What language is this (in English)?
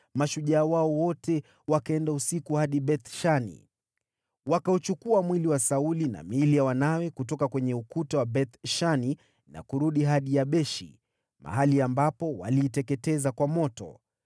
Swahili